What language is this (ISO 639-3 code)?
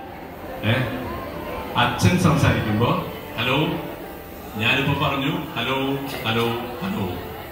mal